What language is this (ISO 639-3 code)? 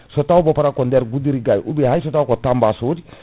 ful